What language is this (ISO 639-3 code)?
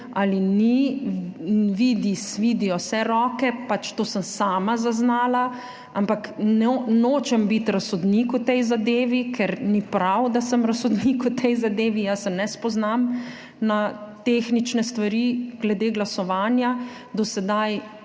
slv